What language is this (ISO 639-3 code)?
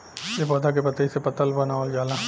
bho